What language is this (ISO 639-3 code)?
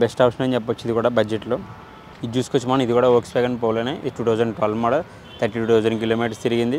tel